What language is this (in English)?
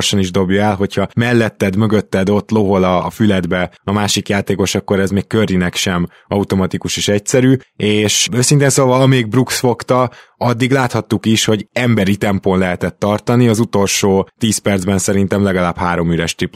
Hungarian